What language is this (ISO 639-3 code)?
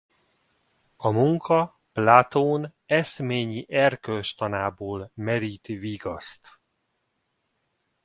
hun